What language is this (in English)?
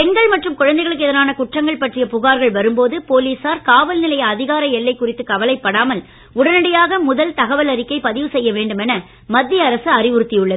Tamil